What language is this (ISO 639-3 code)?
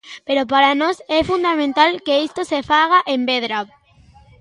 glg